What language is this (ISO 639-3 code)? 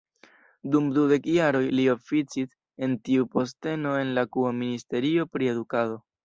epo